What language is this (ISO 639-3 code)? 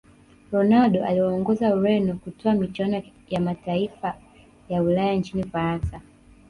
swa